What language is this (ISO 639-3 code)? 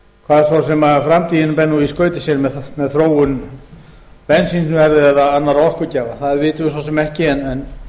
isl